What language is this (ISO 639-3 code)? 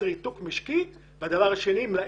heb